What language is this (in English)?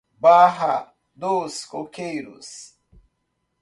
Portuguese